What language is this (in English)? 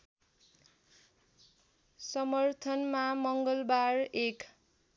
Nepali